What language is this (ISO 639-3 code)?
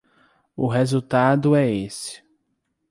por